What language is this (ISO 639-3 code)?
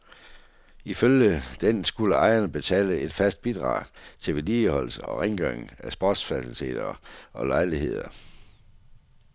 dan